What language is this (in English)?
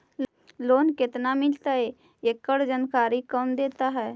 Magahi